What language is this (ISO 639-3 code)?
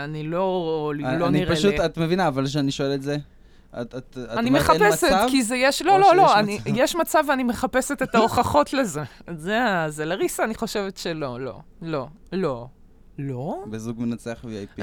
heb